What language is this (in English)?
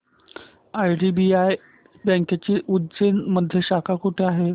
Marathi